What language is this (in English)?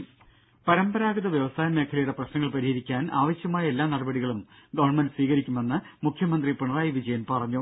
Malayalam